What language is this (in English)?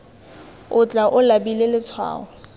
Tswana